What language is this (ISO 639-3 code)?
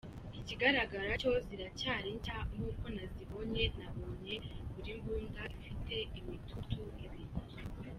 kin